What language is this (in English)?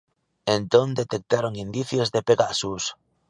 Galician